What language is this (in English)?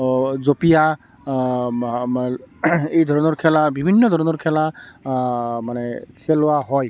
Assamese